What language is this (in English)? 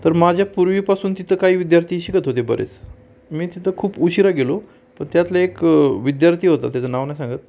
Marathi